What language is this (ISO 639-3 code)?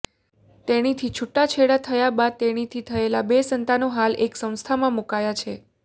guj